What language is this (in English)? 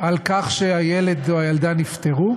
Hebrew